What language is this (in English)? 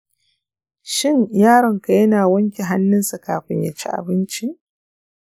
Hausa